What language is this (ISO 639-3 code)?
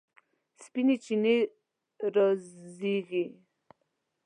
pus